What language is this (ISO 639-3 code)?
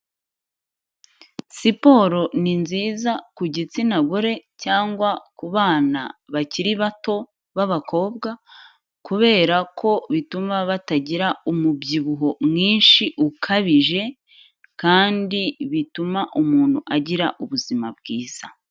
kin